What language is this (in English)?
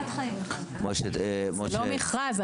Hebrew